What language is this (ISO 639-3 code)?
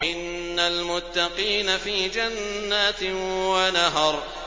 ara